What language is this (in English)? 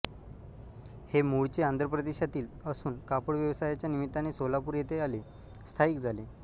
Marathi